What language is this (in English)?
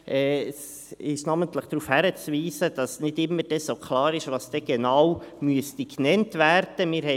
Swiss German